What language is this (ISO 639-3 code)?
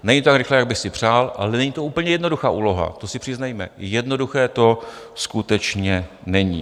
ces